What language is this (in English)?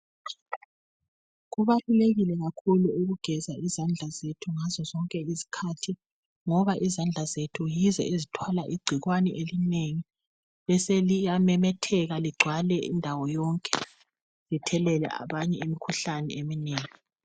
North Ndebele